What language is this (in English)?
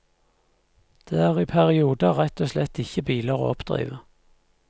Norwegian